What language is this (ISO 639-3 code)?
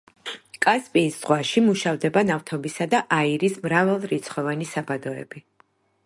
kat